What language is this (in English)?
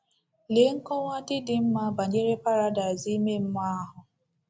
Igbo